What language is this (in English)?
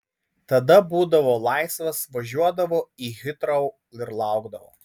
Lithuanian